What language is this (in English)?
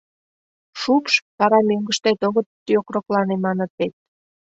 Mari